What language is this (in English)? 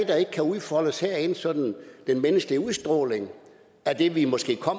Danish